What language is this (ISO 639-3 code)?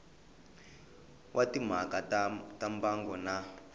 tso